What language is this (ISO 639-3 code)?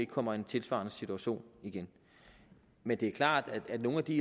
dan